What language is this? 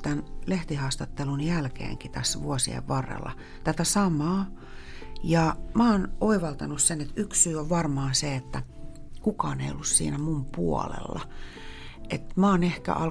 Finnish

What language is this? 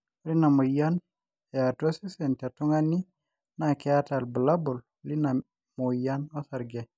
Masai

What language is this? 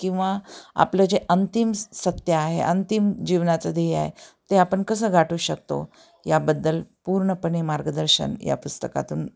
Marathi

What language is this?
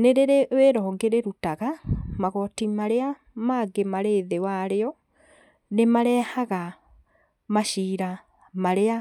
Kikuyu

